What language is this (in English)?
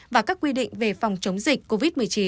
Vietnamese